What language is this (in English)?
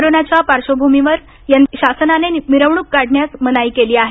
Marathi